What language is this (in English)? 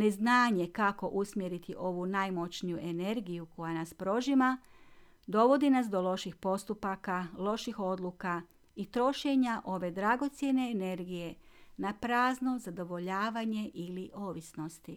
Croatian